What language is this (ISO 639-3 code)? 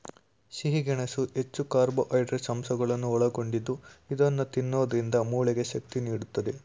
kan